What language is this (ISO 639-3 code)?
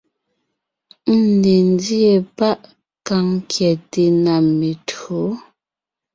nnh